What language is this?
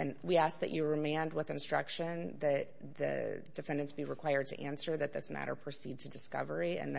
English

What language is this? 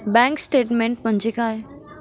Marathi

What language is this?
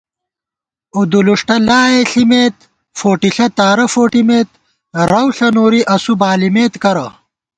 Gawar-Bati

